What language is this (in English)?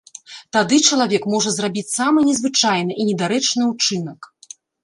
Belarusian